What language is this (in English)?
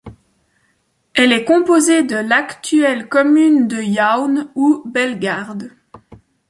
French